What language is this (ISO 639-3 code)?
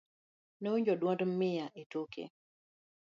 luo